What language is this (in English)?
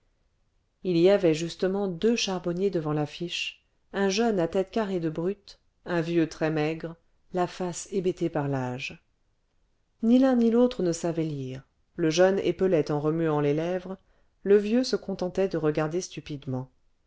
French